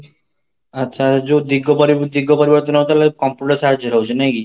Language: Odia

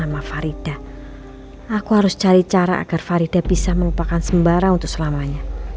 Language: Indonesian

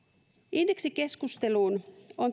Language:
Finnish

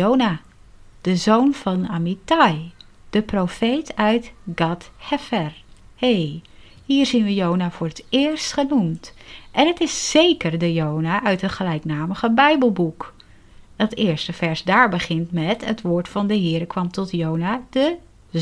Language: Dutch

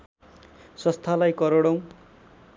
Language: Nepali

